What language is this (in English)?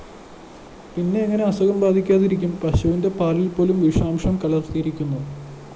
Malayalam